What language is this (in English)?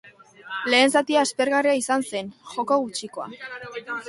Basque